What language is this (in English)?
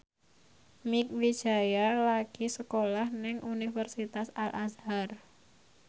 Javanese